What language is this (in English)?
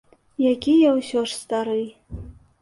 Belarusian